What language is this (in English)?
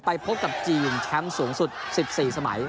Thai